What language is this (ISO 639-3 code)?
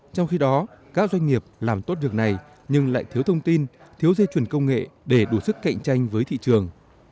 vie